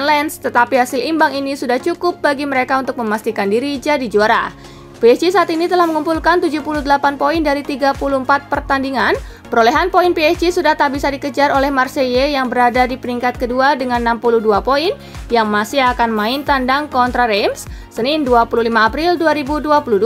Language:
Indonesian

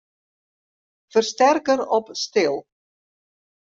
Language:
Western Frisian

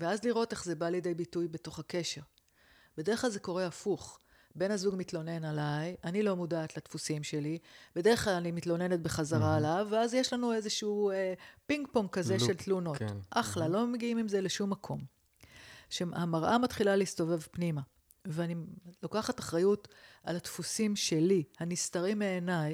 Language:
Hebrew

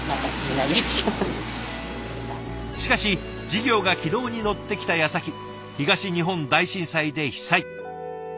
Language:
Japanese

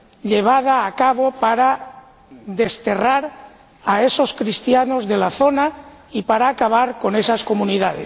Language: Spanish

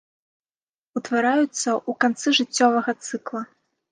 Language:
Belarusian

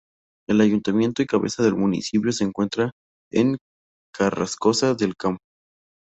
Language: Spanish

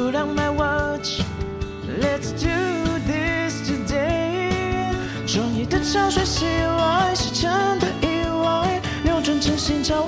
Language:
Chinese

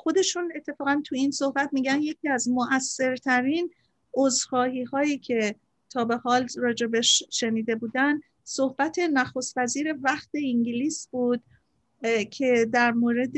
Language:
Persian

